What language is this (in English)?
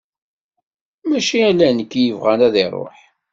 Kabyle